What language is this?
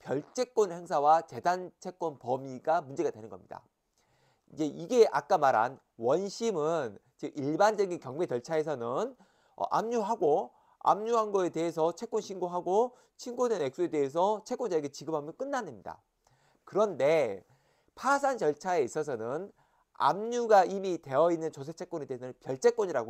Korean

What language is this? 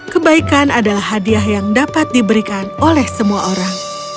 Indonesian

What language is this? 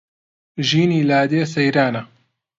Central Kurdish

